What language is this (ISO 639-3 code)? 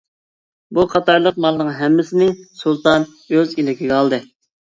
uig